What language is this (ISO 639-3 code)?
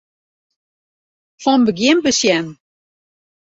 fry